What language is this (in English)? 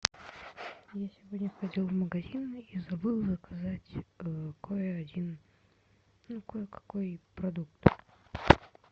Russian